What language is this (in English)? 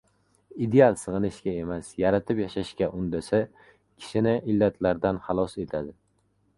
Uzbek